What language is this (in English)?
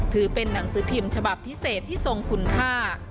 Thai